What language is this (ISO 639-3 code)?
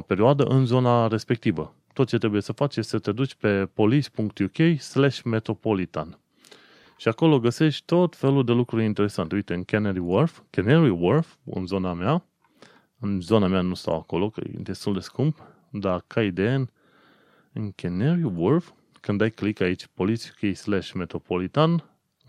ron